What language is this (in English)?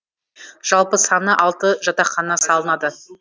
Kazakh